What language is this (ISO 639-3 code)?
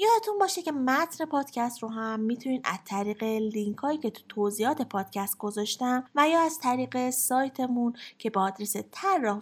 fas